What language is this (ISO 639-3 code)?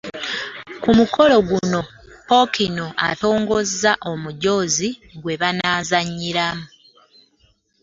lug